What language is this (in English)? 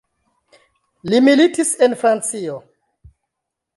Esperanto